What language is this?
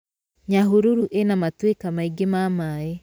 Kikuyu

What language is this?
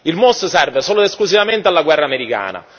Italian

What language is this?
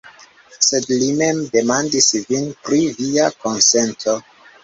Esperanto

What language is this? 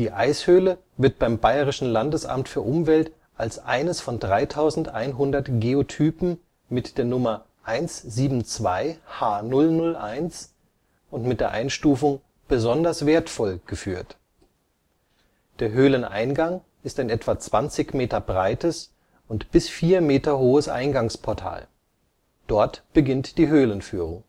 German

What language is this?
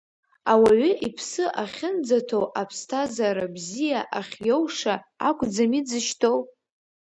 Abkhazian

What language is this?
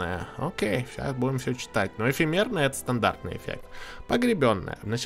Russian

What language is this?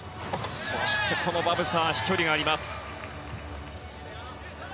Japanese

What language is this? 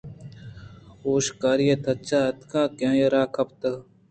Eastern Balochi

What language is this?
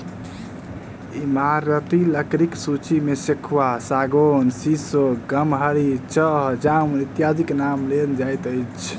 Maithili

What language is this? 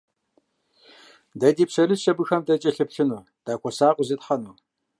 Kabardian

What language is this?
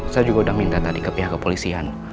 Indonesian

